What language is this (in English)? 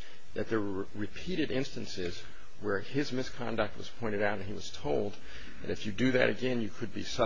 English